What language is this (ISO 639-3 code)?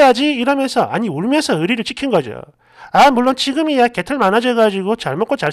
kor